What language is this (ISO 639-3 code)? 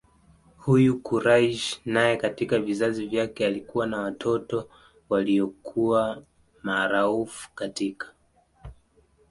swa